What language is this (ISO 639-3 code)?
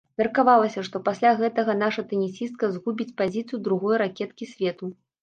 bel